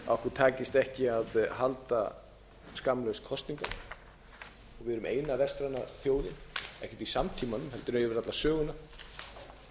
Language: Icelandic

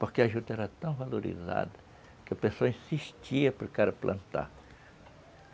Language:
Portuguese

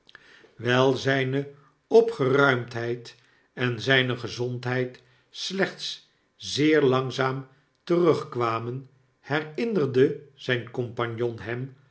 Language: Dutch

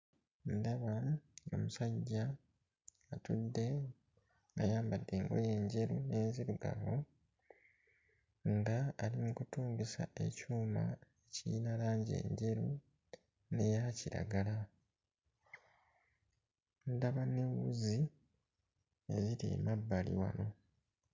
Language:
Ganda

